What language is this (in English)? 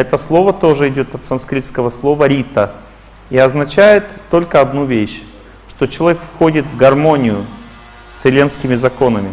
Russian